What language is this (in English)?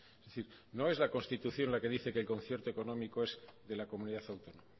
Spanish